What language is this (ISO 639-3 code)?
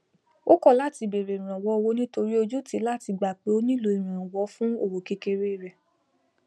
yor